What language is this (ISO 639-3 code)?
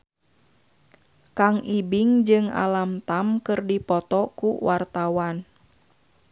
sun